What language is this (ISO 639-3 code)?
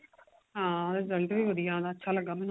pan